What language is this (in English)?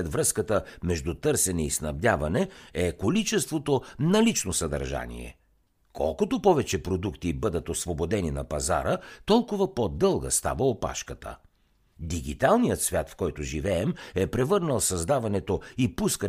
Bulgarian